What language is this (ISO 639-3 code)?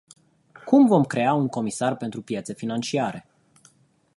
ron